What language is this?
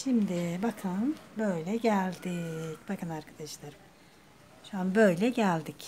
Turkish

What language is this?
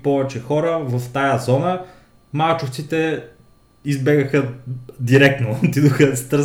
Bulgarian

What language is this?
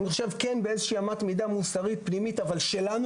Hebrew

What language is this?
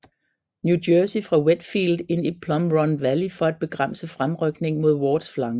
Danish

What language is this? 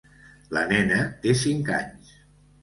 Catalan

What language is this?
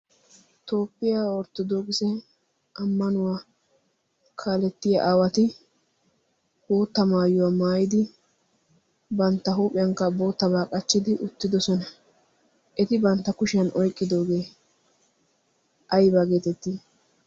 Wolaytta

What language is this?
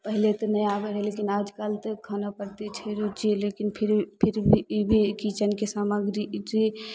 Maithili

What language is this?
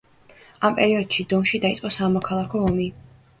Georgian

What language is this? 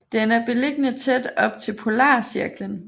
Danish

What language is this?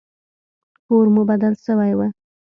Pashto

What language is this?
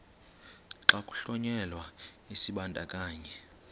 Xhosa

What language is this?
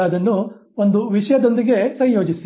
Kannada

